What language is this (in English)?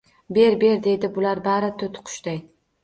Uzbek